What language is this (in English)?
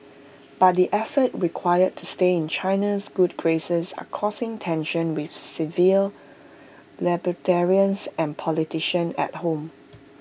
English